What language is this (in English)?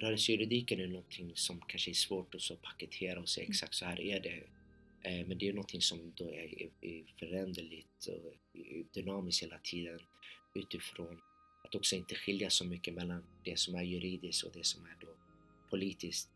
Swedish